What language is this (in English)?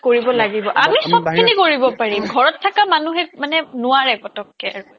Assamese